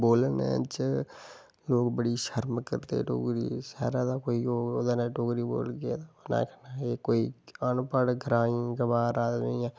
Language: Dogri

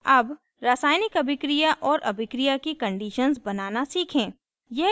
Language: Hindi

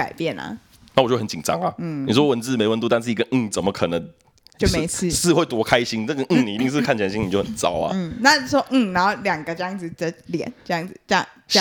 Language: Chinese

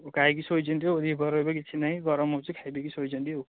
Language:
Odia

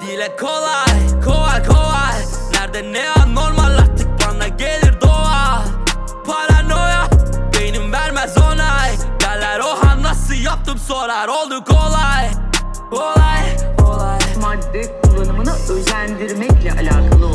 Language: Turkish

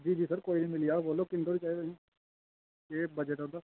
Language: Dogri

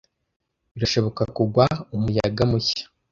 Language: Kinyarwanda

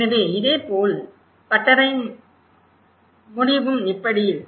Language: Tamil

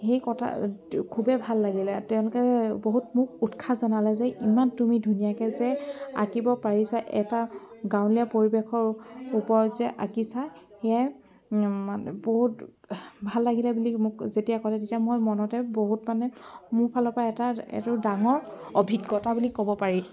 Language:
Assamese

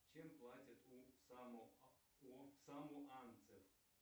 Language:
Russian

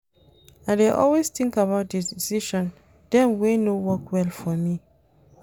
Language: Nigerian Pidgin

